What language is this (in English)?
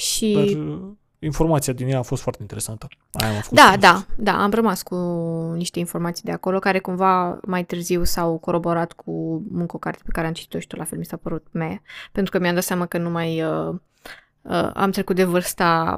Romanian